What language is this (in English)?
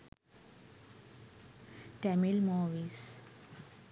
Sinhala